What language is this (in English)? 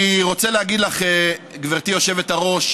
Hebrew